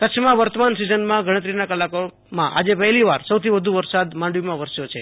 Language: Gujarati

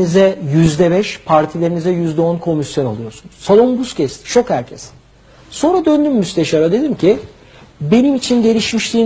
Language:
Turkish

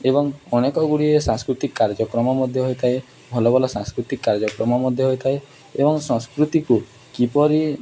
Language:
Odia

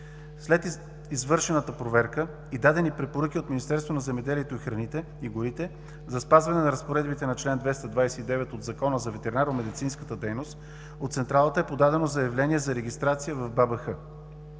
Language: Bulgarian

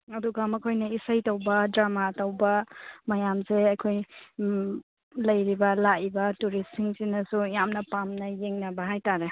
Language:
Manipuri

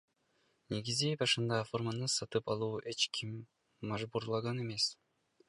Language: Kyrgyz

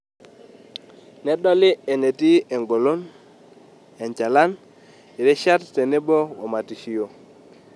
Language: Masai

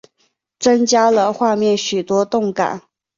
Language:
Chinese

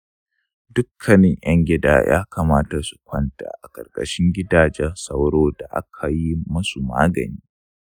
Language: Hausa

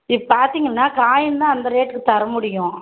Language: Tamil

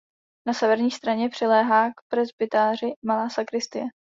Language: Czech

